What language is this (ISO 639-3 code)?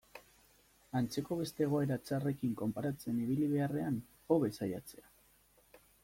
eus